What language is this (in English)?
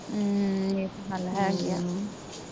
Punjabi